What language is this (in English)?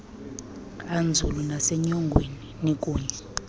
Xhosa